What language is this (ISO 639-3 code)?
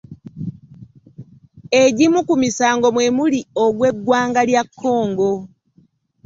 lug